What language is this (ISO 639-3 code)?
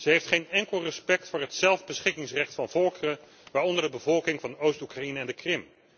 nld